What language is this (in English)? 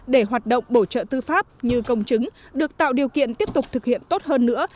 Vietnamese